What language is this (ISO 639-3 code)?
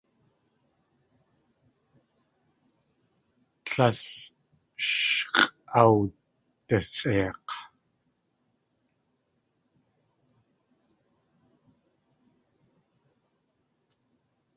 tli